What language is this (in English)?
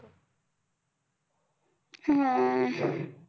Marathi